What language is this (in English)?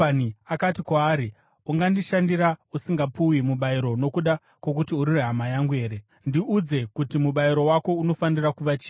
Shona